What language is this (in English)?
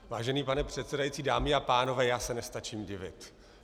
Czech